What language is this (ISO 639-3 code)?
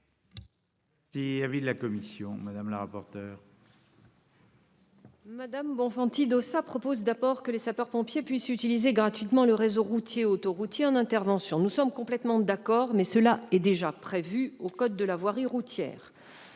fra